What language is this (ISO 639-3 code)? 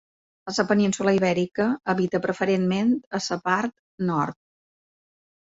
cat